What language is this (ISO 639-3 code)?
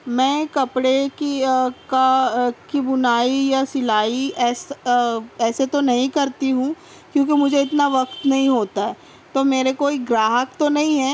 urd